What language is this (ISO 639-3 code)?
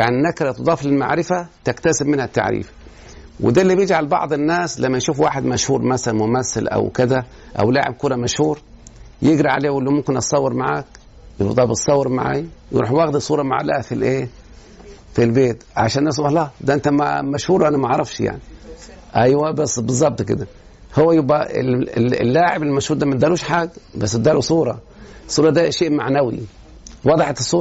ara